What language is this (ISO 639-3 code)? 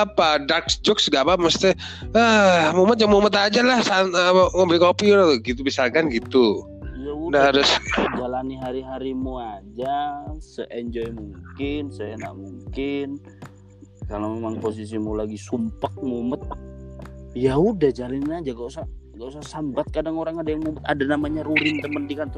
ind